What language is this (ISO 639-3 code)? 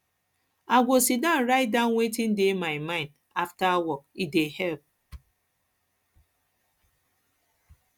pcm